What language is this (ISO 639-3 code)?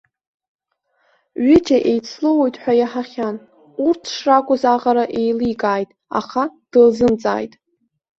abk